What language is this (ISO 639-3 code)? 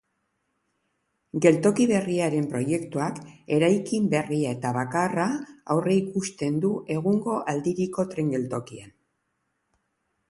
eus